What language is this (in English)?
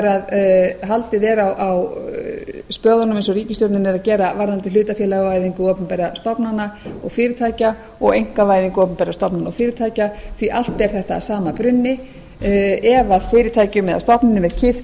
Icelandic